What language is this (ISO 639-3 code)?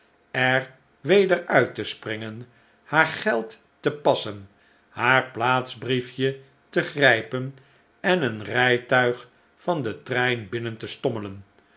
nld